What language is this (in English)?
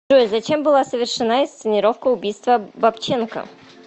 Russian